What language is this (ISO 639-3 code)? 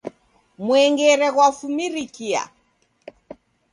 dav